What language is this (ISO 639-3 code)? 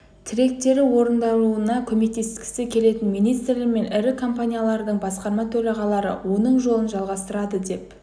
kaz